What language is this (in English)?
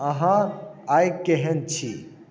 Maithili